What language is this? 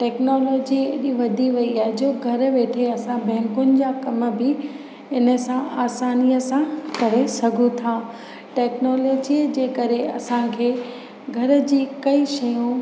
Sindhi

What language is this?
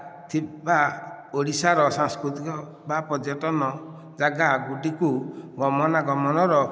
Odia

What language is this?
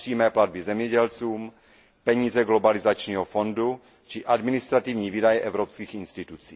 Czech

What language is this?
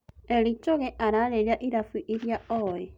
Kikuyu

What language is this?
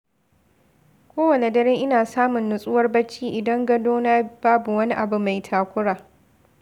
Hausa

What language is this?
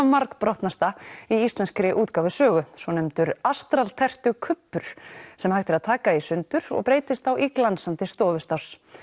Icelandic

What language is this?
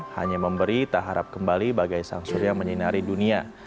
Indonesian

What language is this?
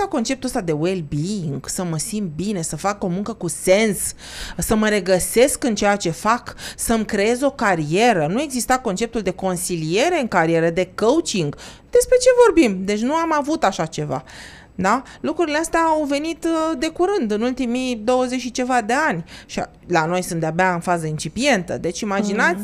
Romanian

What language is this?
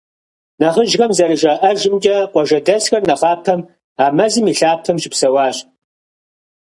Kabardian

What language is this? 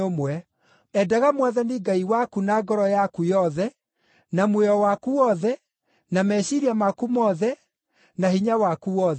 Kikuyu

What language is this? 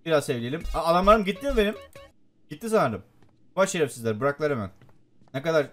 Turkish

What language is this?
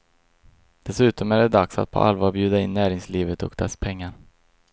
Swedish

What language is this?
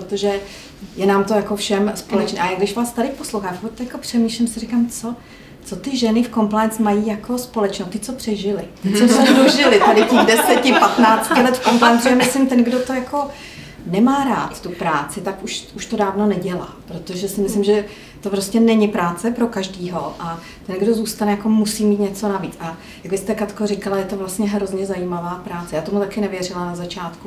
Czech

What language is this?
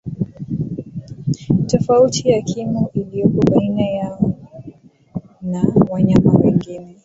Swahili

